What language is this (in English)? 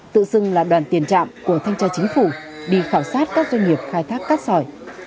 Vietnamese